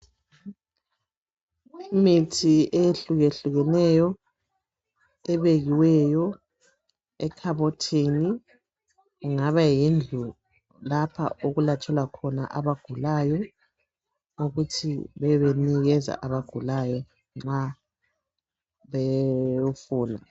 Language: North Ndebele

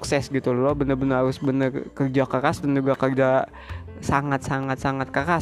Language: Indonesian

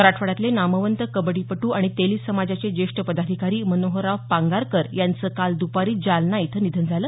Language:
Marathi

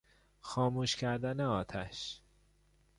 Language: Persian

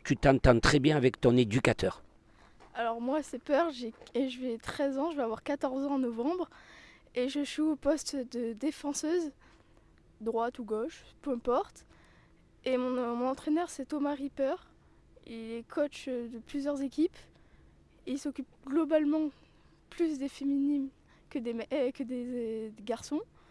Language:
French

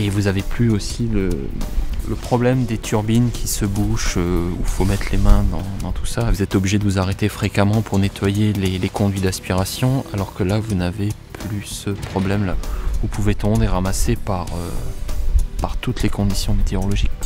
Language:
French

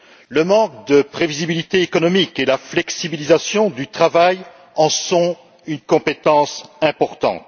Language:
French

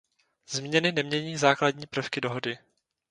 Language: Czech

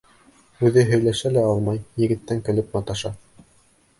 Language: Bashkir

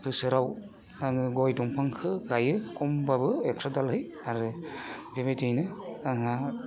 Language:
Bodo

